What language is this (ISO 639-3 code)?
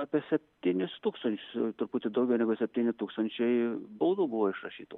lit